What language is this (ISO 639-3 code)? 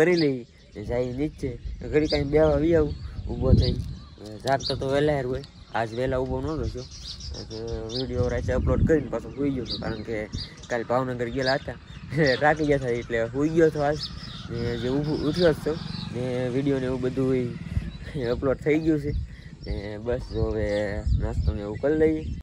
ron